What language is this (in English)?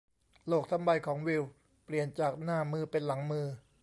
Thai